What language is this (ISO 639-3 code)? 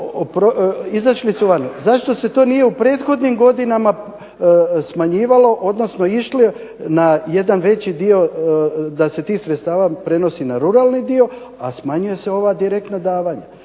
hrv